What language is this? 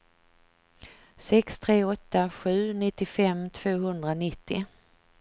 Swedish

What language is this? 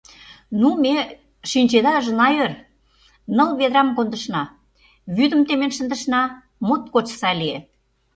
Mari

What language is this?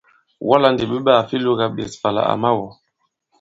Bankon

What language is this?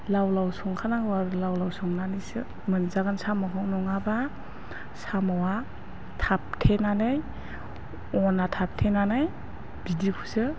Bodo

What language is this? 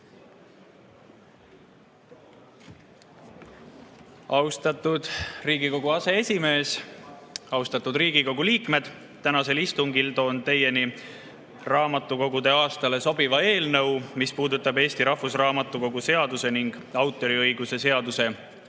Estonian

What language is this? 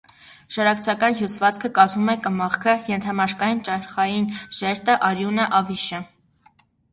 Armenian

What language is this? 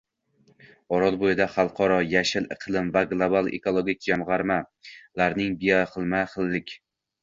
Uzbek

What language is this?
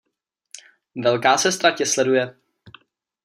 Czech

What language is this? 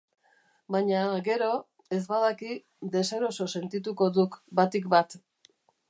Basque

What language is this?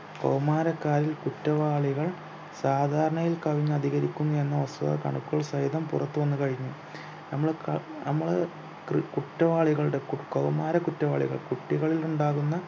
Malayalam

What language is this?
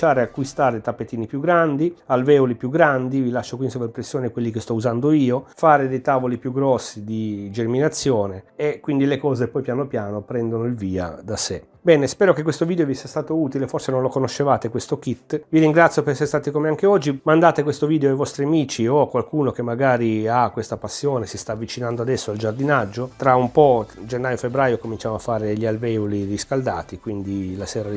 Italian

